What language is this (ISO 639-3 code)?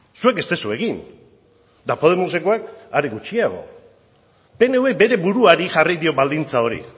eus